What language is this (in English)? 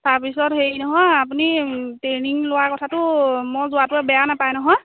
Assamese